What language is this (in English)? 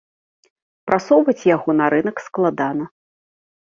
Belarusian